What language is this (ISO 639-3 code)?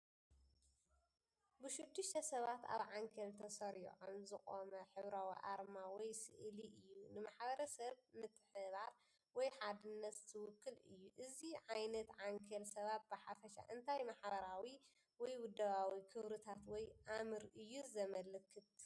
tir